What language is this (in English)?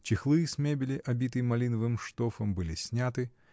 Russian